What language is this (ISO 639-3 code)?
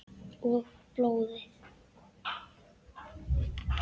isl